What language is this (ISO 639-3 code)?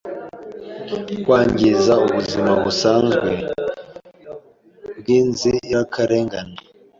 kin